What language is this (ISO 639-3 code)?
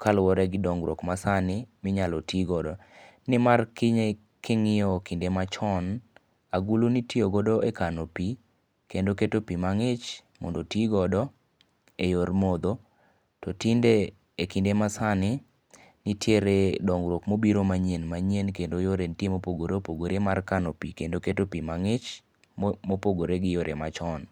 luo